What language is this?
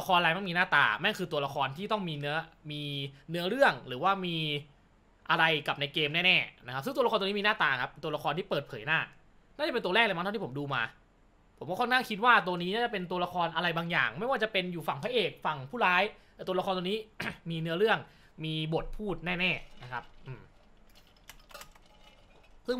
Thai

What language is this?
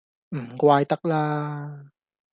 Cantonese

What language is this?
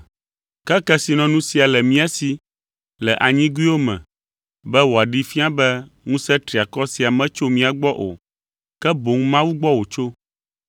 Ewe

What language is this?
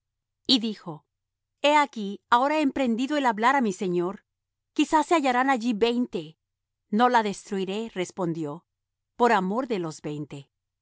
Spanish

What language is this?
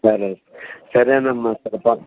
Telugu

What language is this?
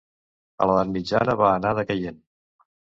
Catalan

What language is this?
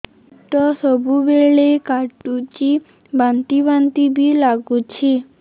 Odia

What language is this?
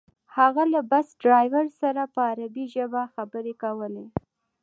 Pashto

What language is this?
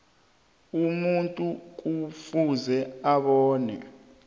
South Ndebele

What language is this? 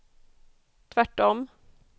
Swedish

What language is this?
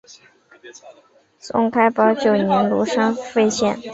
Chinese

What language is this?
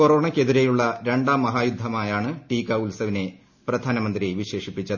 Malayalam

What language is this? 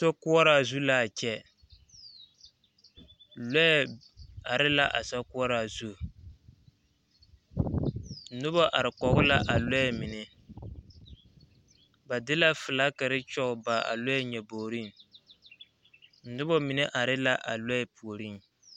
Southern Dagaare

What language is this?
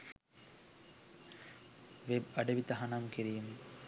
Sinhala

